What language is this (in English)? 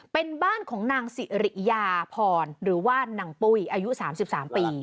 Thai